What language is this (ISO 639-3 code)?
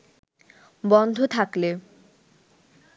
ben